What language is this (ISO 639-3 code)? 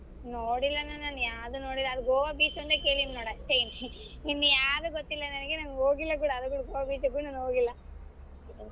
kan